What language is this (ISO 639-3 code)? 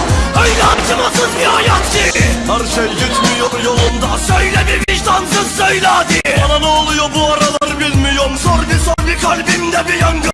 tur